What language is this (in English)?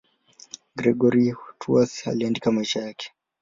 Swahili